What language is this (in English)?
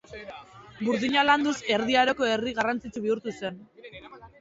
Basque